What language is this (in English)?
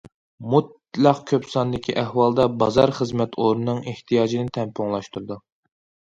Uyghur